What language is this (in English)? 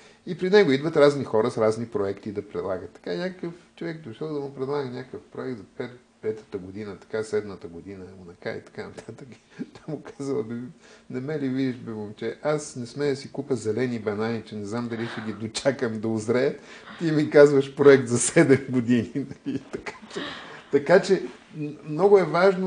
Bulgarian